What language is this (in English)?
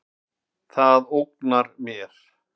Icelandic